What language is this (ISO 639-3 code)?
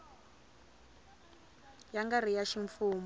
tso